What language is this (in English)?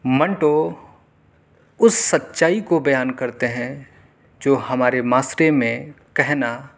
Urdu